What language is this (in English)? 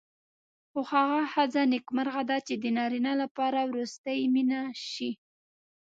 Pashto